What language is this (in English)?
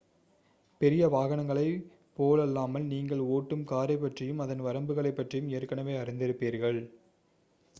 Tamil